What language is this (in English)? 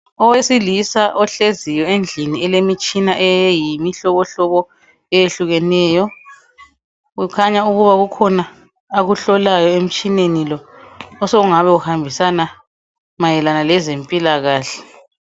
North Ndebele